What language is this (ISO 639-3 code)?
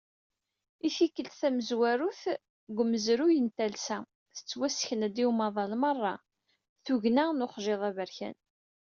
kab